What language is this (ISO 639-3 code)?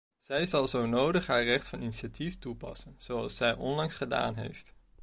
nld